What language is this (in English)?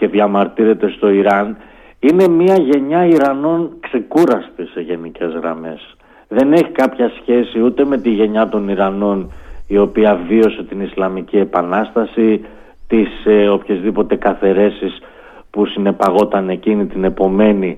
Greek